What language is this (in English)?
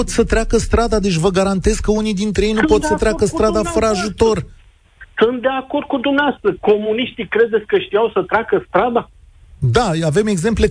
Romanian